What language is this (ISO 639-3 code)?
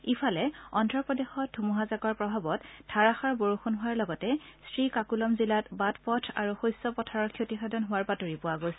asm